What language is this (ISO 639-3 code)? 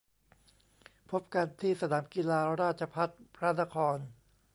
tha